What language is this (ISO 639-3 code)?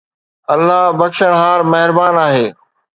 snd